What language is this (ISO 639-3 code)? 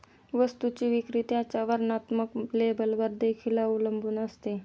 mar